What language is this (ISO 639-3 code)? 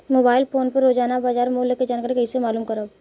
bho